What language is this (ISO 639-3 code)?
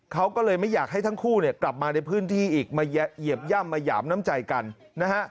tha